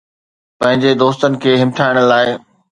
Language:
Sindhi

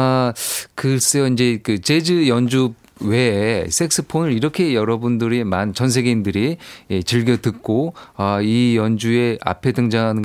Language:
Korean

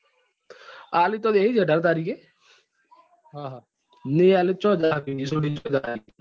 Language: Gujarati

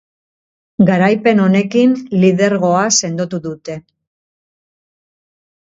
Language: Basque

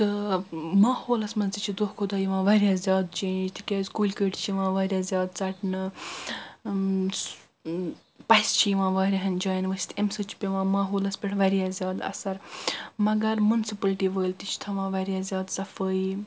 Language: Kashmiri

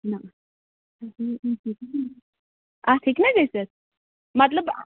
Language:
Kashmiri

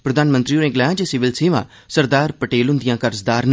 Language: Dogri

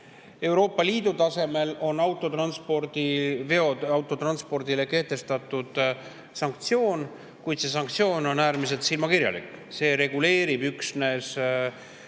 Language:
Estonian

